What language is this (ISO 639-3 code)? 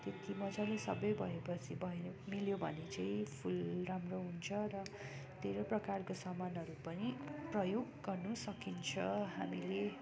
nep